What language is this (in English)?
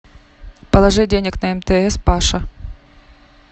Russian